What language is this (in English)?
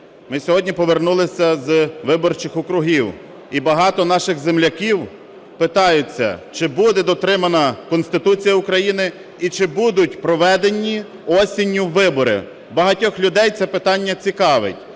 Ukrainian